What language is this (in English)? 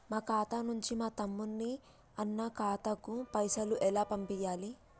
Telugu